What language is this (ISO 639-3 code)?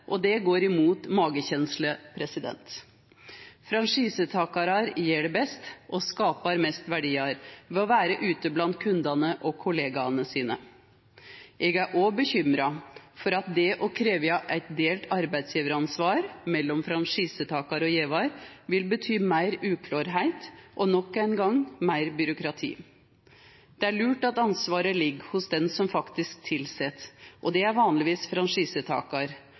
nno